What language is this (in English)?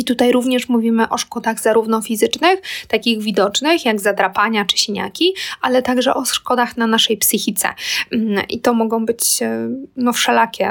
Polish